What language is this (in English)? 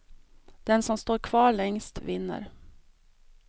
Swedish